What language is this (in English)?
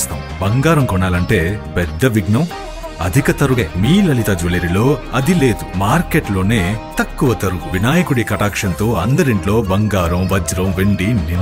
Telugu